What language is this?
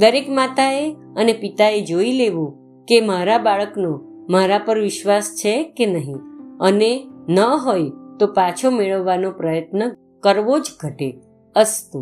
Gujarati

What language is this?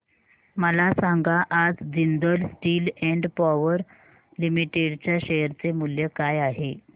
Marathi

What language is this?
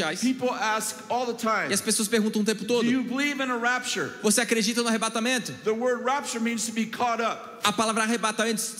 Portuguese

